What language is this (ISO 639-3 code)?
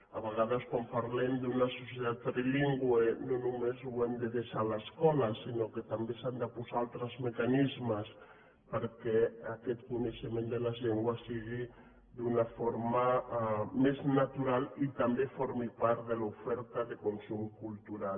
cat